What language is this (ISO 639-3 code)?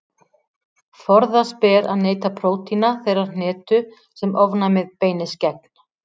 isl